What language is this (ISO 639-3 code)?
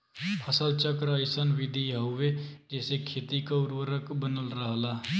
bho